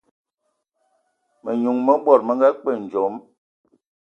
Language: Ewondo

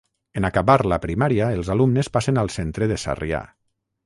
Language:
Catalan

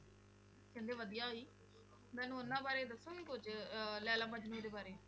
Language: Punjabi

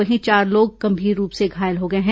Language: Hindi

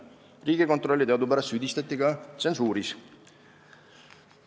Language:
Estonian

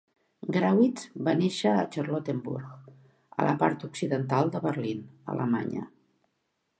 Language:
Catalan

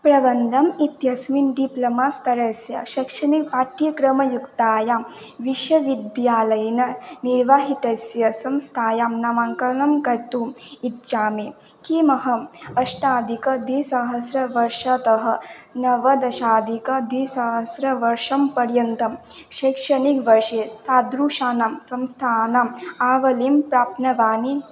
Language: Sanskrit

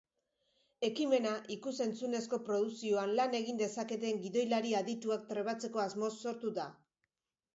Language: Basque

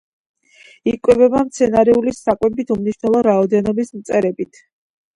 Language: Georgian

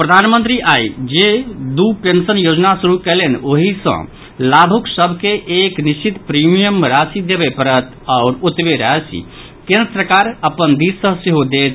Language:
Maithili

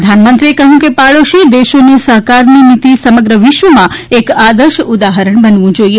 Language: Gujarati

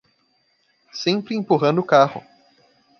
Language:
Portuguese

